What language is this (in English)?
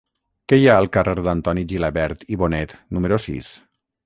Catalan